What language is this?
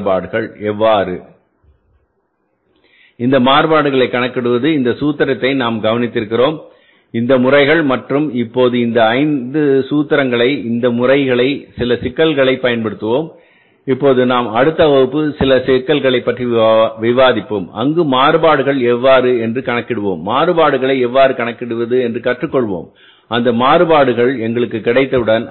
Tamil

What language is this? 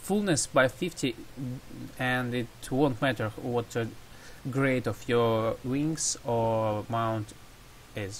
English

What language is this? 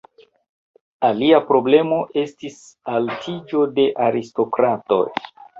Esperanto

